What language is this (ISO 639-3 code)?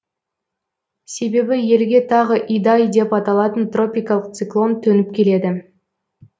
kaz